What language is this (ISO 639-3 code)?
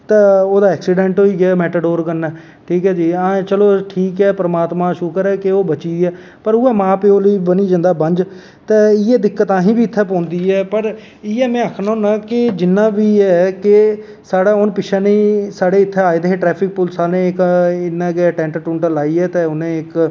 doi